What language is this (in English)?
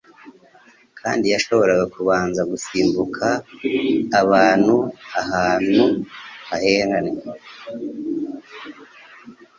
Kinyarwanda